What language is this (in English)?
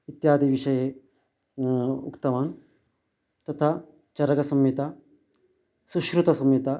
Sanskrit